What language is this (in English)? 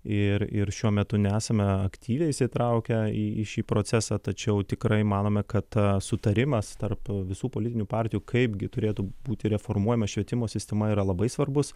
Lithuanian